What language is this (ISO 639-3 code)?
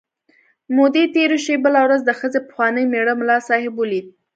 pus